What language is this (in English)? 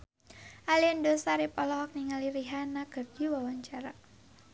Sundanese